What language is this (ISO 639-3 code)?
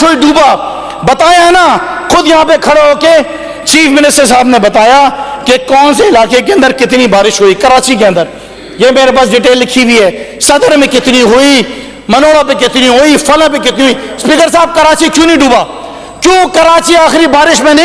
urd